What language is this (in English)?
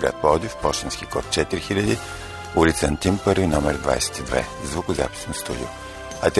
Bulgarian